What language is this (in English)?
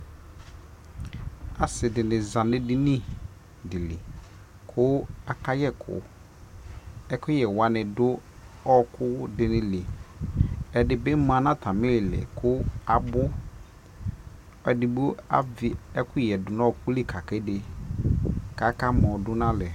Ikposo